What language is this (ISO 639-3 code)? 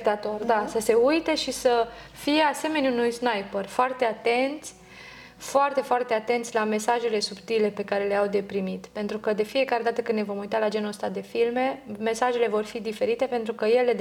ron